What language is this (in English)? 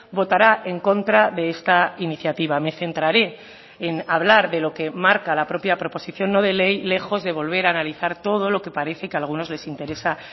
Spanish